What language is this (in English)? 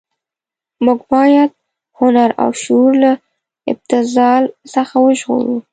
Pashto